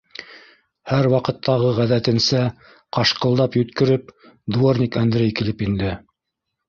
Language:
Bashkir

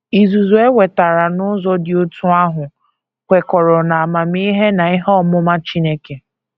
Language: Igbo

